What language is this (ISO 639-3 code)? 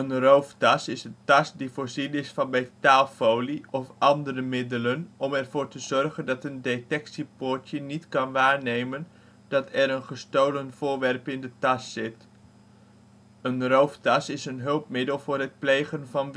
nld